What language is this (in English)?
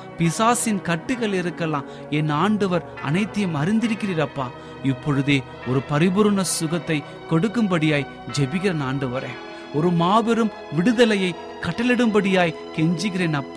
Tamil